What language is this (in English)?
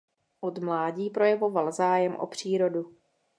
Czech